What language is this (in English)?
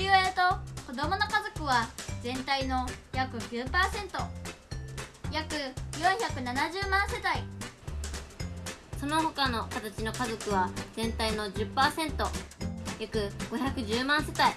Japanese